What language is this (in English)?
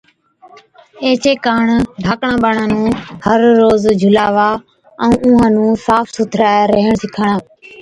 Od